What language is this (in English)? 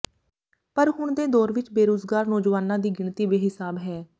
Punjabi